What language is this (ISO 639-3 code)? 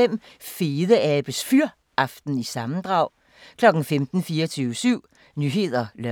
dan